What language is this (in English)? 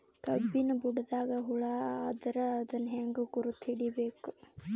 Kannada